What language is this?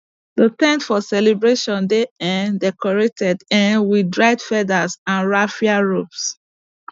Nigerian Pidgin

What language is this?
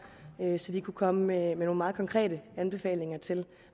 Danish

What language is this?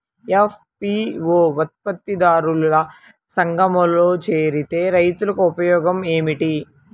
Telugu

